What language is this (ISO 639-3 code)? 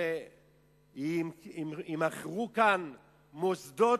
heb